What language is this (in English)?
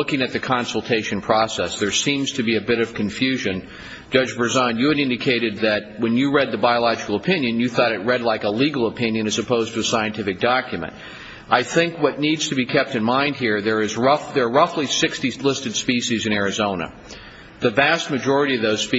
English